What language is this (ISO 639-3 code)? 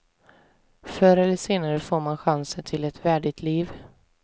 swe